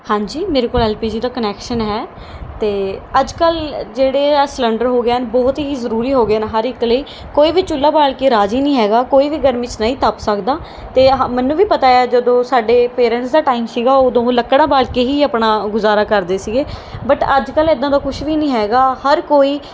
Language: Punjabi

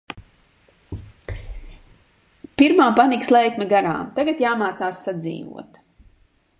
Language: Latvian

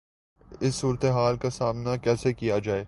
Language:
Urdu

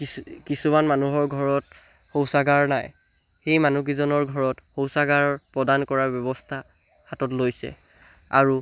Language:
Assamese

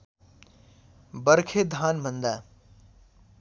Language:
Nepali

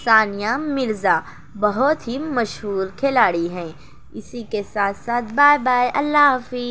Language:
Urdu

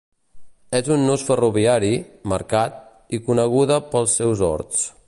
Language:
Catalan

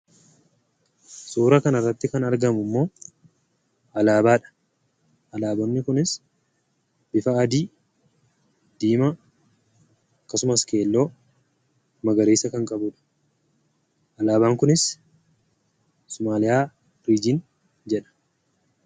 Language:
Oromo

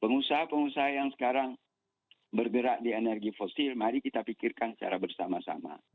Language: Indonesian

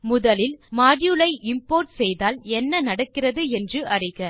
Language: Tamil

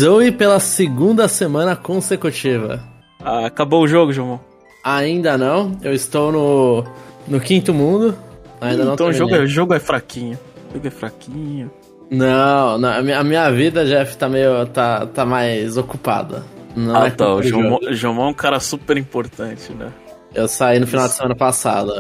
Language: Portuguese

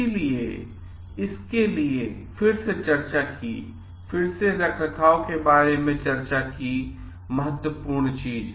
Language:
Hindi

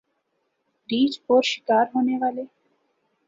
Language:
Urdu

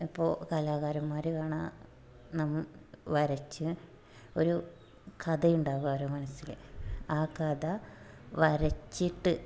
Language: Malayalam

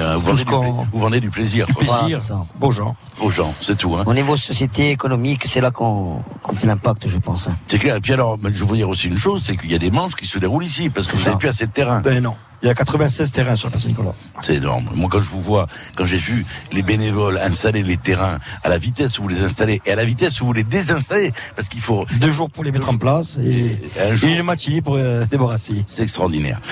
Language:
French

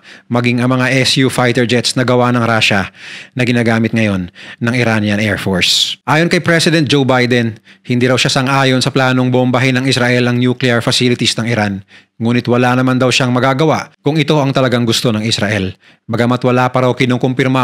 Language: Filipino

